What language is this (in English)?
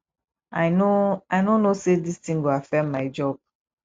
Nigerian Pidgin